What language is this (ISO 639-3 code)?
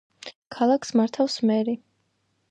kat